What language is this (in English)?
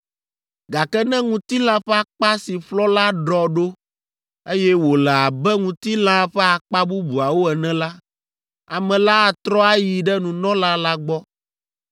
Ewe